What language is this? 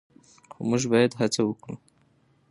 Pashto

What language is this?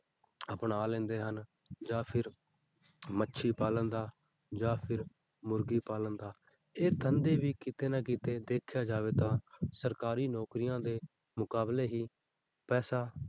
Punjabi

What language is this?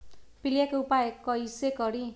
Magahi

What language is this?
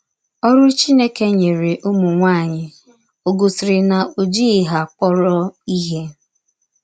Igbo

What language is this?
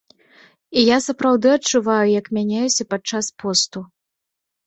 Belarusian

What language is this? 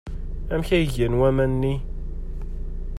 Kabyle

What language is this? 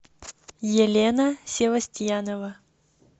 Russian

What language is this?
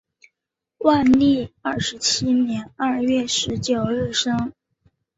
Chinese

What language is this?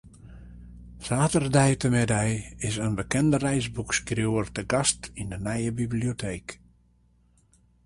Western Frisian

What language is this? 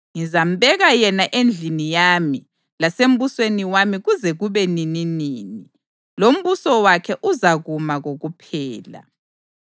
North Ndebele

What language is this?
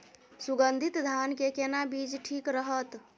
Maithili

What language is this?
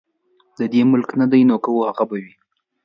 Pashto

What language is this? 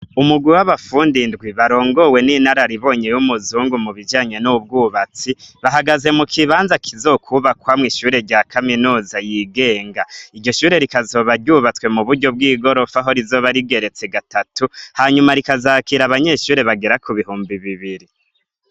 Rundi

